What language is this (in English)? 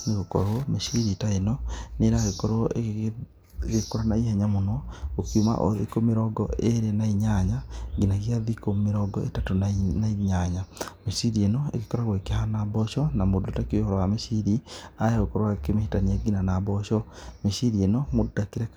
Kikuyu